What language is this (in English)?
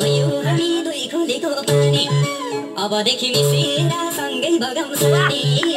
Hindi